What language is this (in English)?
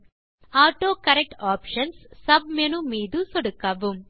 Tamil